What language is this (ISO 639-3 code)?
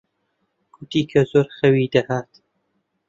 ckb